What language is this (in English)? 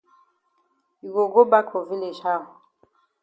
Cameroon Pidgin